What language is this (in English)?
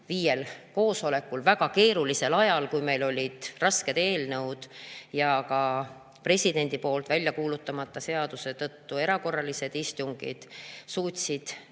Estonian